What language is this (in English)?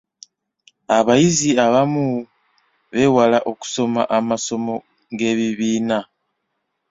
Ganda